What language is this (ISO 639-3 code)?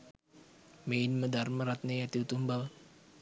sin